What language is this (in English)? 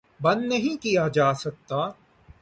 Urdu